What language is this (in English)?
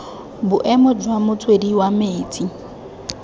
Tswana